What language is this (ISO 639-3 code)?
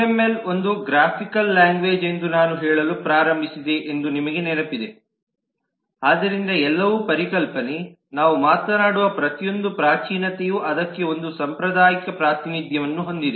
kan